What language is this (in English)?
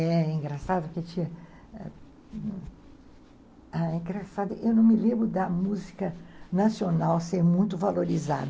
Portuguese